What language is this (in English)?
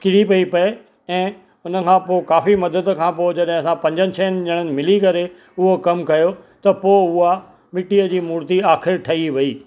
Sindhi